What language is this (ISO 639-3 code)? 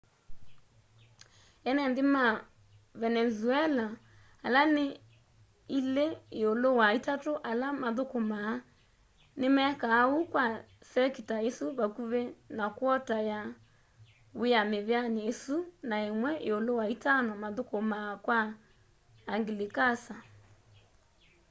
kam